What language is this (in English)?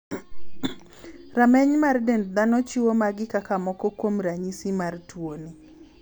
Luo (Kenya and Tanzania)